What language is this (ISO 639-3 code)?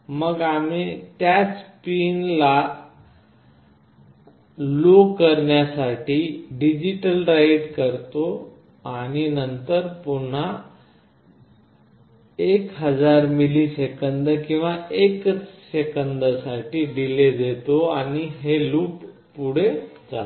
mar